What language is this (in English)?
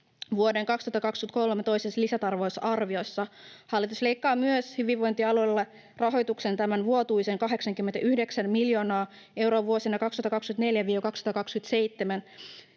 Finnish